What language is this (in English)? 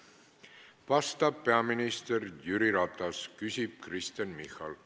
Estonian